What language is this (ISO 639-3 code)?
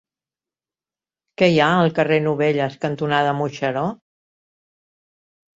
cat